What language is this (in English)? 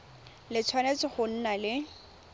Tswana